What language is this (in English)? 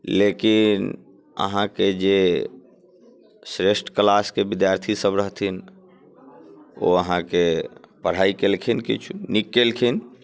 Maithili